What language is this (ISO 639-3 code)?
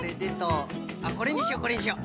jpn